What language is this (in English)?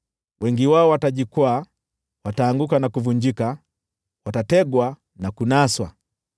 Swahili